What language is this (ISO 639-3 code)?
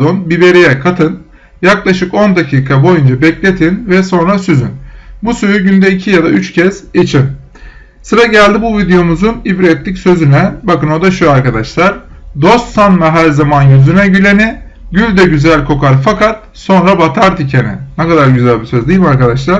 tur